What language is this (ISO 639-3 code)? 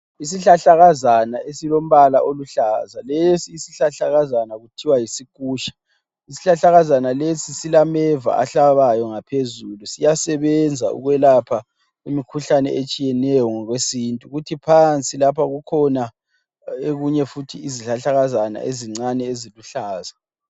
nde